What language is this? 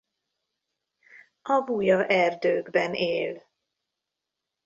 Hungarian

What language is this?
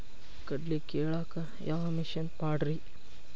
Kannada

